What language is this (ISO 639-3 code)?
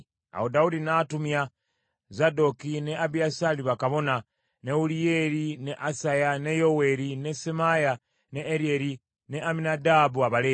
lug